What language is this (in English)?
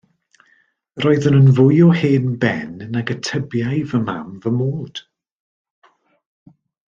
Welsh